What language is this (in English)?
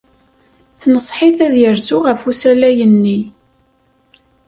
Kabyle